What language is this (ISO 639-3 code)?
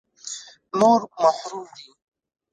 pus